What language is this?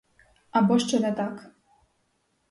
Ukrainian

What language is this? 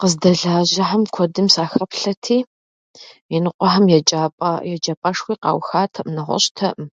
Kabardian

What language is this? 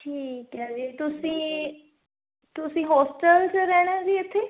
Punjabi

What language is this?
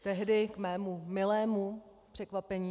Czech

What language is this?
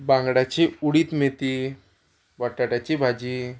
Konkani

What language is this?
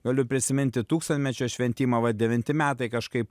Lithuanian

